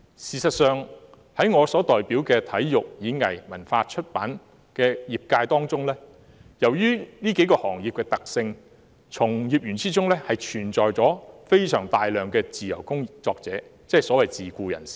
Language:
Cantonese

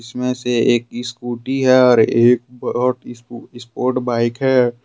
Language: Hindi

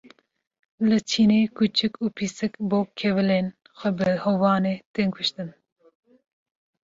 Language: Kurdish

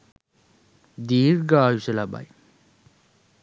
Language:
Sinhala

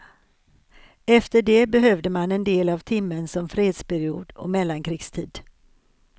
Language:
Swedish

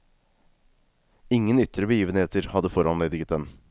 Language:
Norwegian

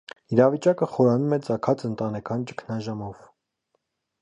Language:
Armenian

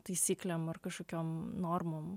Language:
Lithuanian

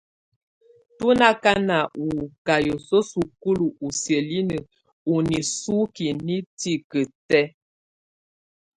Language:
Tunen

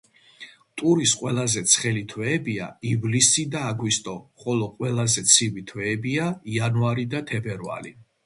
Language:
Georgian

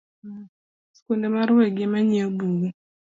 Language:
Luo (Kenya and Tanzania)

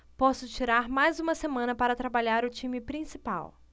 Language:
Portuguese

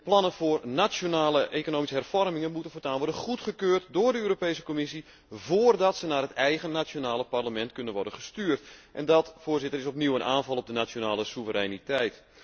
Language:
Dutch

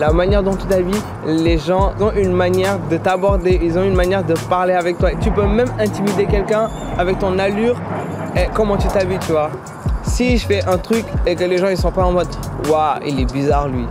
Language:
French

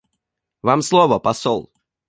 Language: Russian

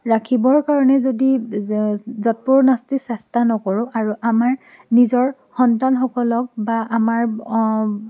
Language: Assamese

